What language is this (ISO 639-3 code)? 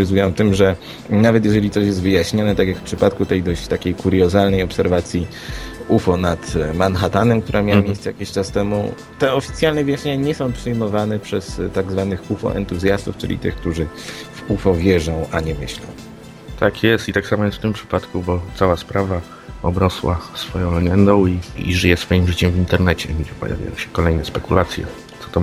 pol